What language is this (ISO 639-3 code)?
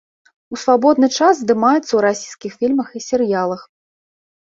bel